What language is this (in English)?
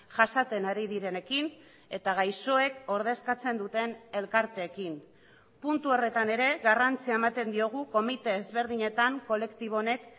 Basque